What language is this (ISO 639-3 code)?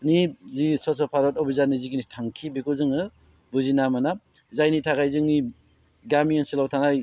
brx